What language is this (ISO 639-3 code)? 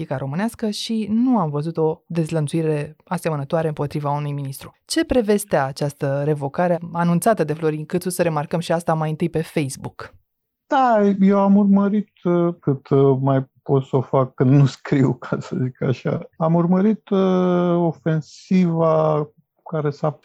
ron